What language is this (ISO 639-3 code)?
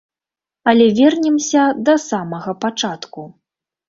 bel